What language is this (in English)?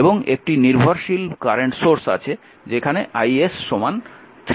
Bangla